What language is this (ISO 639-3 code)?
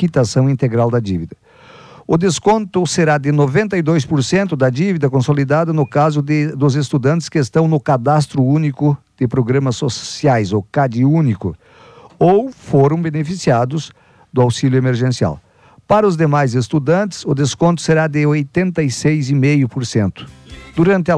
por